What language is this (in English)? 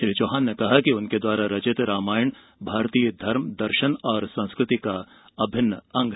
Hindi